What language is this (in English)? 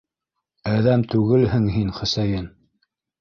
Bashkir